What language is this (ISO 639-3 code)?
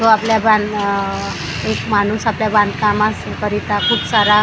mar